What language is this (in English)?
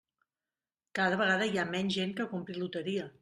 Catalan